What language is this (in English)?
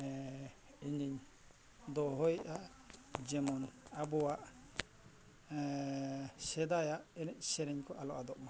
Santali